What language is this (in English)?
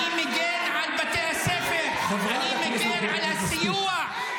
Hebrew